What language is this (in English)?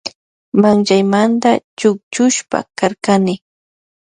Loja Highland Quichua